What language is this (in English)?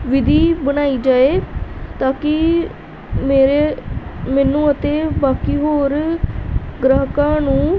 Punjabi